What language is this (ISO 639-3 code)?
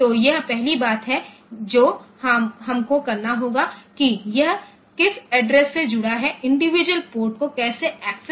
hin